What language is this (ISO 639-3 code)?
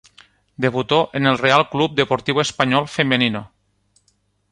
spa